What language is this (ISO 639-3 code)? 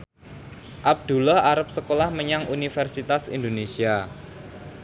jav